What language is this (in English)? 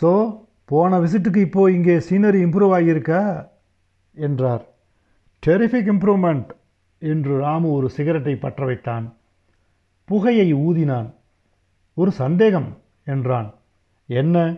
Tamil